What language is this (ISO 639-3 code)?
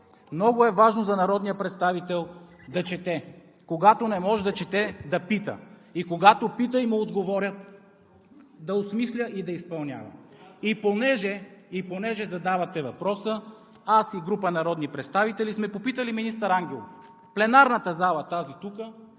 bul